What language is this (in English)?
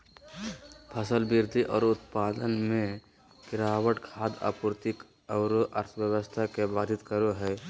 Magahi